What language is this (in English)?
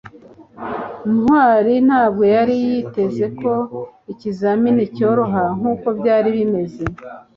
Kinyarwanda